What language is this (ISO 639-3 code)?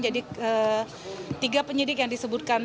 ind